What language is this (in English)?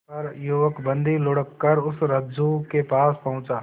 Hindi